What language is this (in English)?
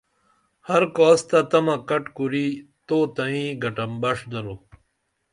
Dameli